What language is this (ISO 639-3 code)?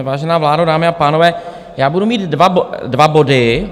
ces